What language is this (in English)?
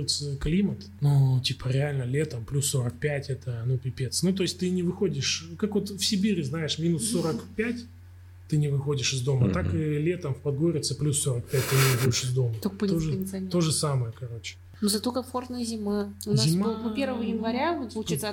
Russian